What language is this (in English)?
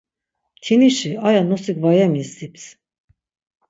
Laz